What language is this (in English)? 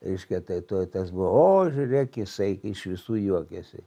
Lithuanian